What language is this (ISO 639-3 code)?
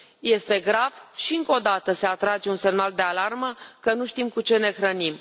ron